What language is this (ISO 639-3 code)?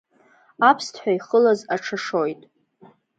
abk